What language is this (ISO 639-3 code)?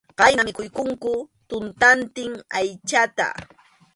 qxu